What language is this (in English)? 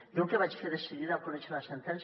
Catalan